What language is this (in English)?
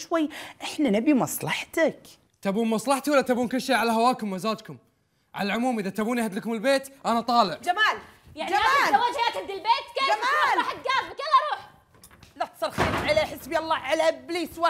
Arabic